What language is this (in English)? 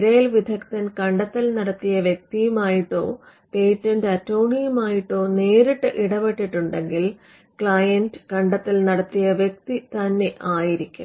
Malayalam